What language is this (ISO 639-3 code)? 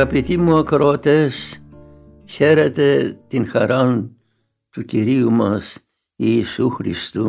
ell